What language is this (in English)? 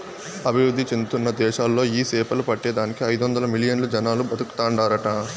Telugu